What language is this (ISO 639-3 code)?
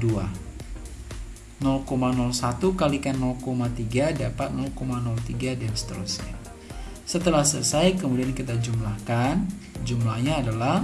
ind